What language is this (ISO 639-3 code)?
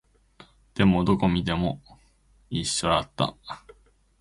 jpn